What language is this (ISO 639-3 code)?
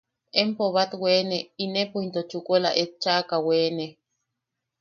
yaq